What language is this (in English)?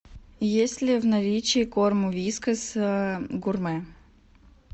Russian